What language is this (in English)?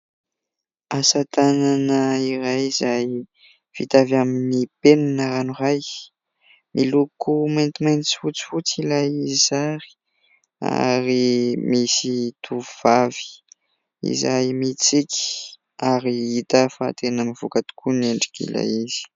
Malagasy